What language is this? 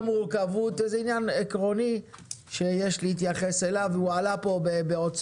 Hebrew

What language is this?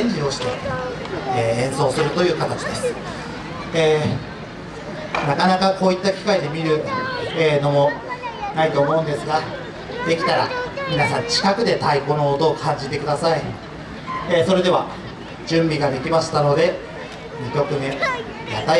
Japanese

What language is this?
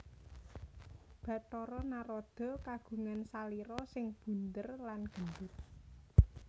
Javanese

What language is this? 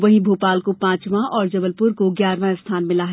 Hindi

